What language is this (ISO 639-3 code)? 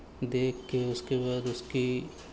urd